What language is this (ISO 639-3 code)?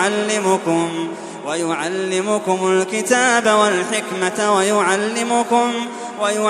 ara